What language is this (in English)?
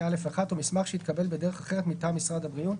Hebrew